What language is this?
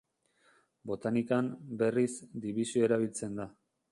Basque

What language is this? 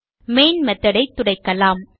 Tamil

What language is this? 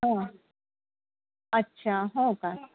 Marathi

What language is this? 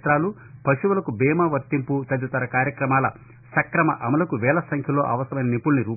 Telugu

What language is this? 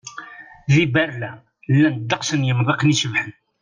Kabyle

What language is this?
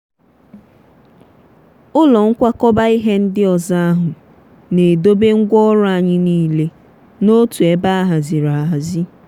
Igbo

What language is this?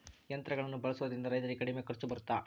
Kannada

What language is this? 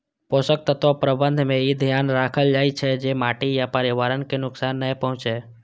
Maithili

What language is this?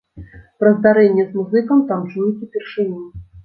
Belarusian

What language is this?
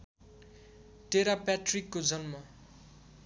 Nepali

